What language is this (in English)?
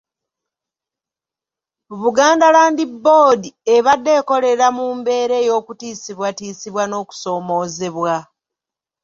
Ganda